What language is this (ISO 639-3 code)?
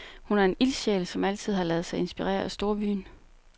dan